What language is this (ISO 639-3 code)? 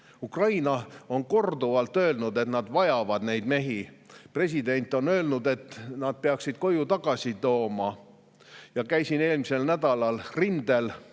est